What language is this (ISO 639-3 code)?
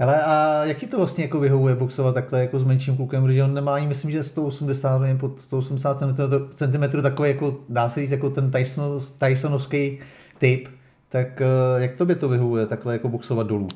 ces